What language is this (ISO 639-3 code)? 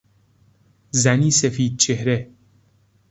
fas